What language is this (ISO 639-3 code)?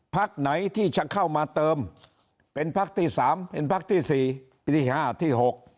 tha